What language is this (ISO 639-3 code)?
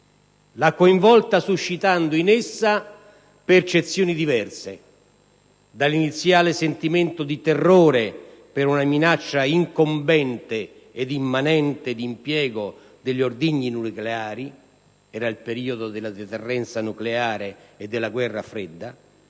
ita